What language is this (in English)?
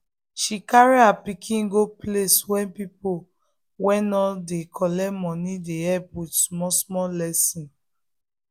Nigerian Pidgin